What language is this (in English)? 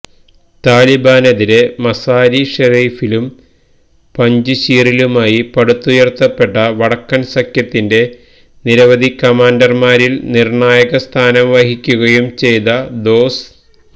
Malayalam